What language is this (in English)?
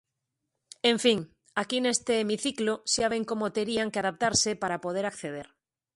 Galician